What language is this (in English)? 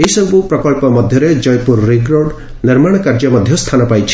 Odia